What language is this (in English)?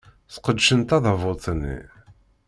Kabyle